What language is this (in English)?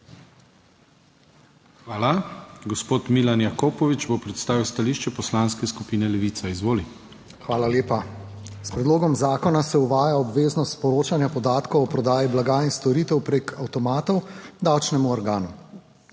Slovenian